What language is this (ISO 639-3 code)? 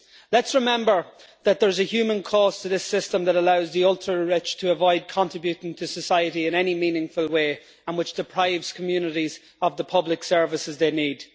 eng